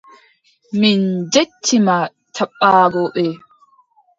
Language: Adamawa Fulfulde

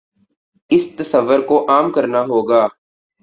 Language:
Urdu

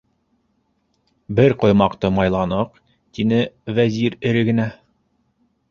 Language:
Bashkir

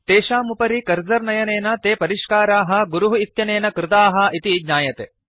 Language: Sanskrit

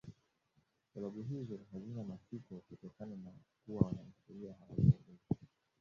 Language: Swahili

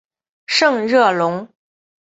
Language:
Chinese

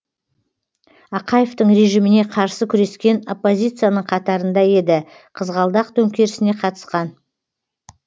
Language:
Kazakh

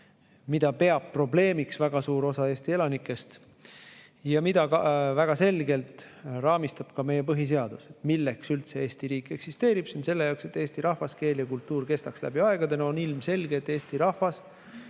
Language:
Estonian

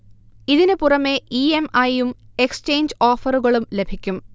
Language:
Malayalam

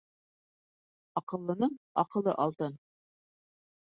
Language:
Bashkir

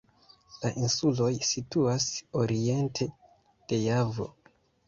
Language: Esperanto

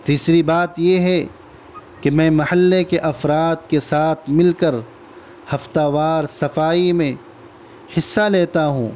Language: Urdu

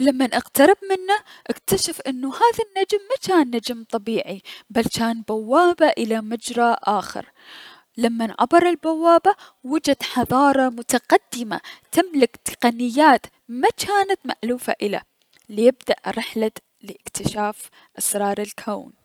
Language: Mesopotamian Arabic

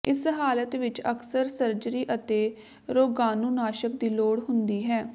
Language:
Punjabi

